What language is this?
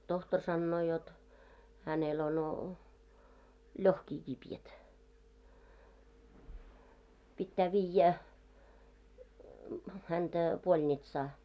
Finnish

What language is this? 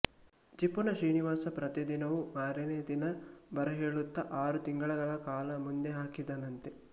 Kannada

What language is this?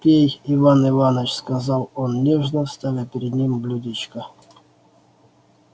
Russian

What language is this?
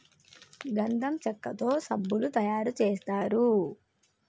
Telugu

